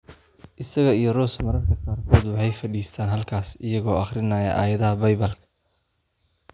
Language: Somali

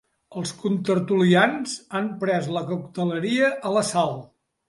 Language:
Catalan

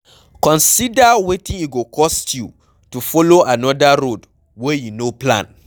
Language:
Nigerian Pidgin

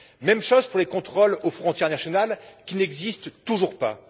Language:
French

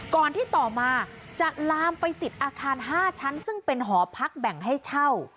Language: Thai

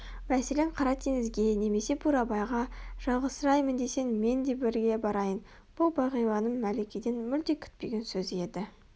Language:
Kazakh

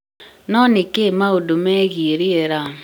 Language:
Kikuyu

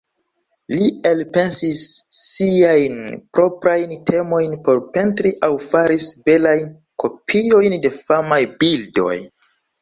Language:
Esperanto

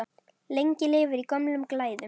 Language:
Icelandic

